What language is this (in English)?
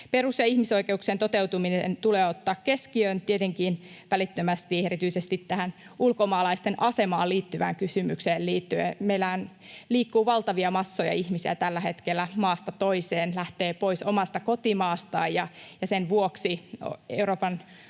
Finnish